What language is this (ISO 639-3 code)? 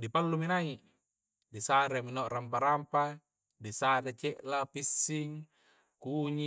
kjc